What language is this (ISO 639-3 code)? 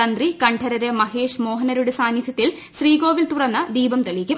mal